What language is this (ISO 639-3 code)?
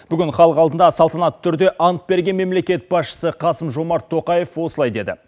kaz